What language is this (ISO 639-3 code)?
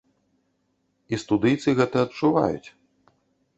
bel